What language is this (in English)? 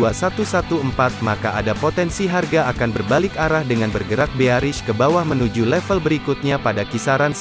Indonesian